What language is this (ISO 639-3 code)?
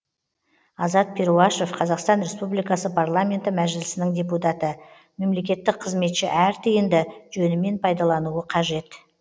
kaz